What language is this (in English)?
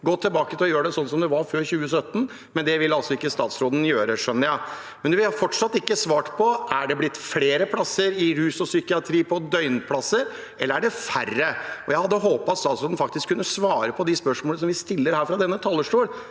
Norwegian